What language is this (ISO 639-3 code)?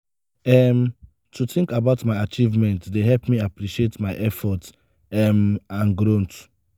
pcm